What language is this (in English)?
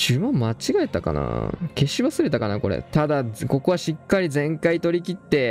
Japanese